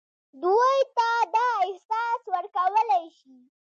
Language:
Pashto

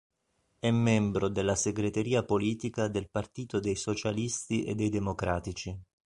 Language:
Italian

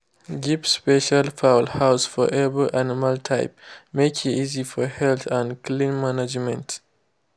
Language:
Nigerian Pidgin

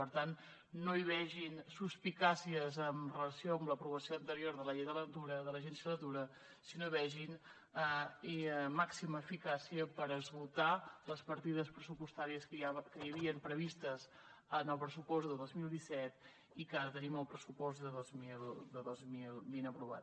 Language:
Catalan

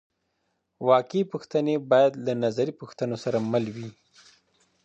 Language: Pashto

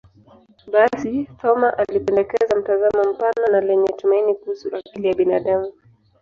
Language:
Swahili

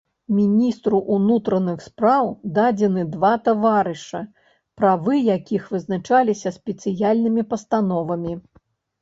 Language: Belarusian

